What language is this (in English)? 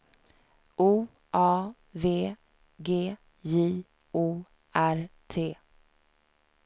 Swedish